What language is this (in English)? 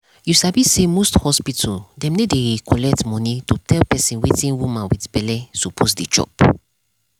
Nigerian Pidgin